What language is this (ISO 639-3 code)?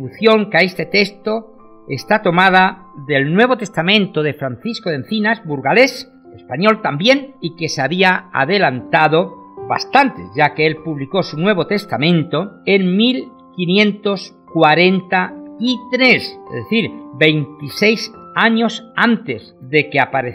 spa